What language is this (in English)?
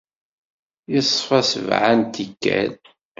Kabyle